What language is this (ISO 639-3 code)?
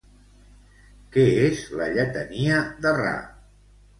cat